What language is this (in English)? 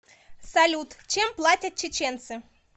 Russian